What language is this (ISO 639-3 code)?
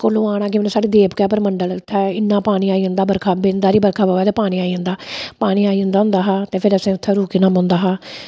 doi